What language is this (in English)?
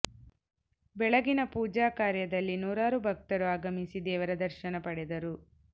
Kannada